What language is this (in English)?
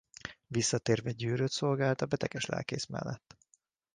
Hungarian